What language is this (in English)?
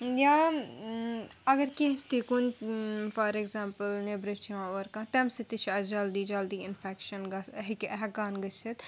Kashmiri